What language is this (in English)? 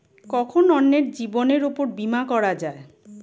Bangla